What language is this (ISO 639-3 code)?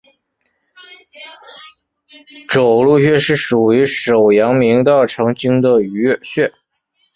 zho